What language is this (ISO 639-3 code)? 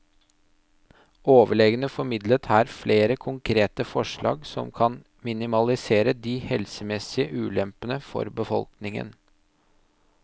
nor